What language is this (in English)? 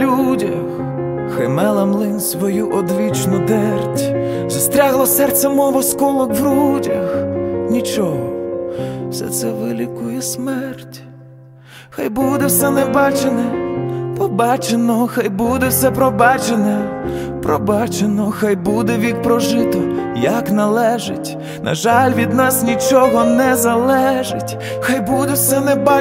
Ukrainian